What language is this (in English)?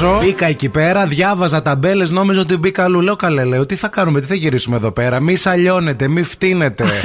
Greek